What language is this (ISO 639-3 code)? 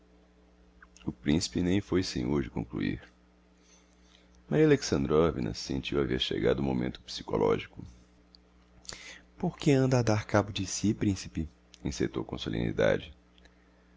por